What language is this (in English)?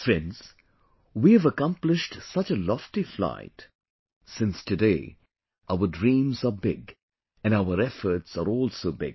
English